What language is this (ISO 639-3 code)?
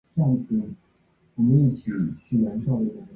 zho